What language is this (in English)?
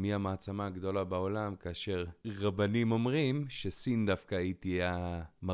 Hebrew